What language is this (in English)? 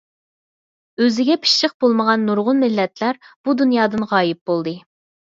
Uyghur